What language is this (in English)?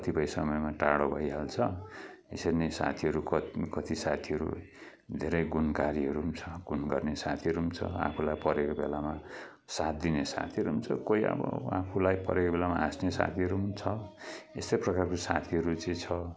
Nepali